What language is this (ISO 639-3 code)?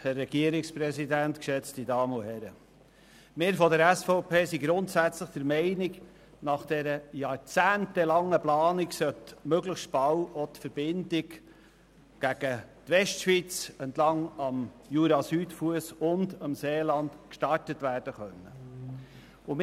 gsw